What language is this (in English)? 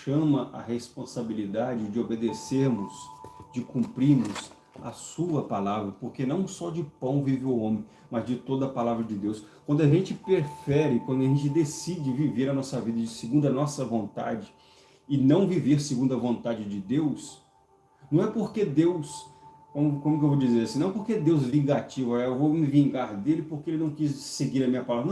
Portuguese